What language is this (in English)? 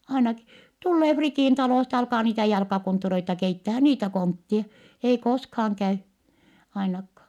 Finnish